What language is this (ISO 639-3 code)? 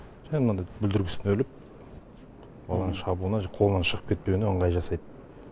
kaz